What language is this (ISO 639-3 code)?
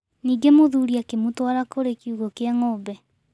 kik